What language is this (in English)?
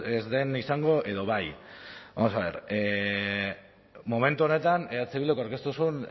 Basque